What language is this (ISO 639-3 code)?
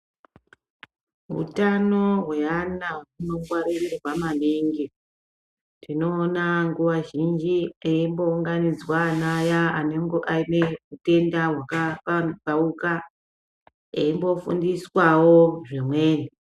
ndc